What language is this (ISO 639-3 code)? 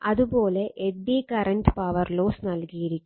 mal